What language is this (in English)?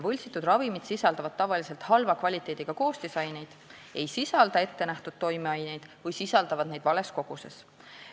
Estonian